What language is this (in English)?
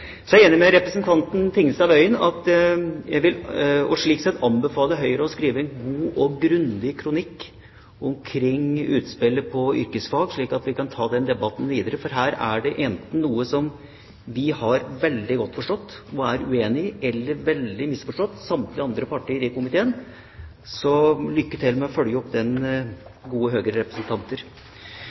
Norwegian Bokmål